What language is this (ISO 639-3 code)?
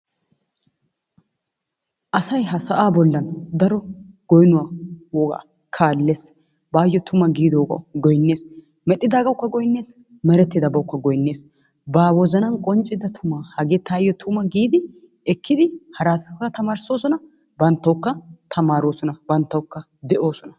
wal